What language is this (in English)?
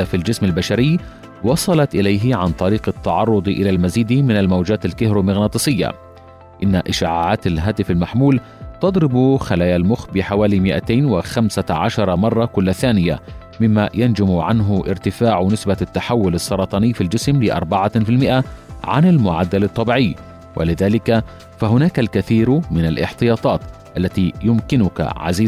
Arabic